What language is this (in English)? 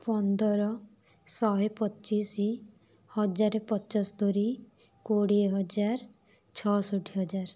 Odia